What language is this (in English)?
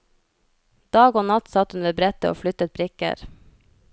Norwegian